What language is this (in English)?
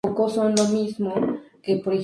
Spanish